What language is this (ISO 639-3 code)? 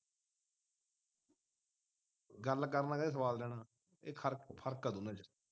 pan